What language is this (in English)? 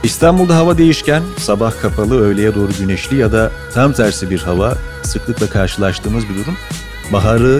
Turkish